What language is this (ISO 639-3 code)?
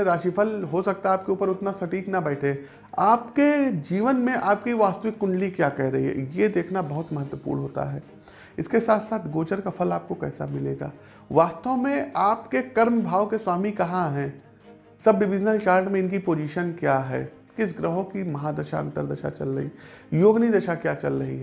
hin